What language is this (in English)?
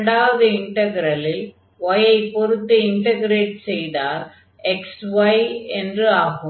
Tamil